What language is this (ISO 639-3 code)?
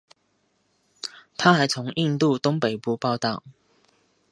zho